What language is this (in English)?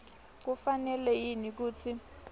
Swati